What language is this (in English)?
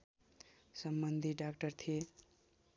Nepali